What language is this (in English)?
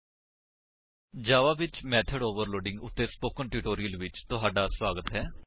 Punjabi